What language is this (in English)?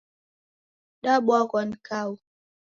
Taita